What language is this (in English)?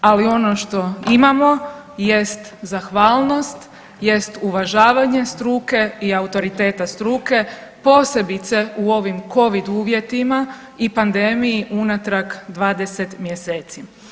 Croatian